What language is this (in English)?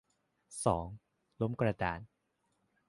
Thai